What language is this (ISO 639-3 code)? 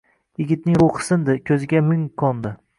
uzb